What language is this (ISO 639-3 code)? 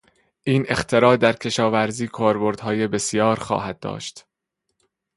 fas